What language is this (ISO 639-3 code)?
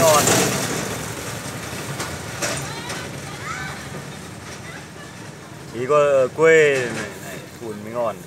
vie